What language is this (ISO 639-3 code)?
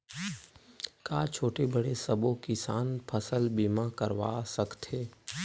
hne